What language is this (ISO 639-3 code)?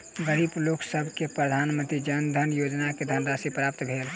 mai